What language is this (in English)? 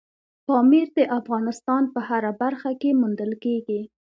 Pashto